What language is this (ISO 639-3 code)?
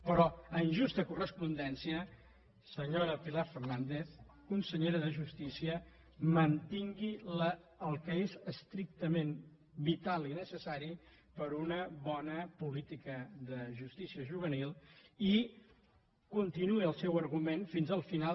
cat